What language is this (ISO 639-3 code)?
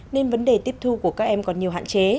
vie